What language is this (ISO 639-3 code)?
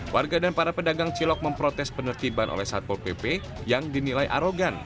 ind